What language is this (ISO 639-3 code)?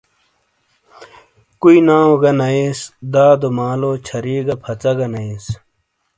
scl